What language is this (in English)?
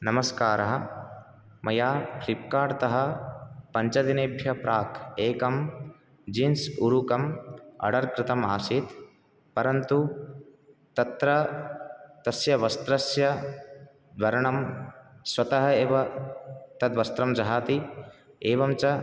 Sanskrit